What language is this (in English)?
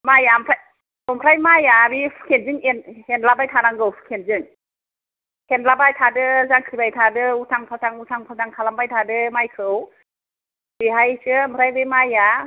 Bodo